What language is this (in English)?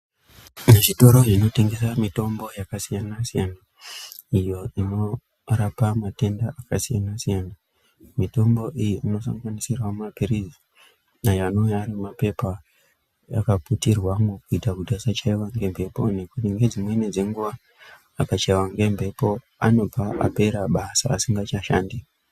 Ndau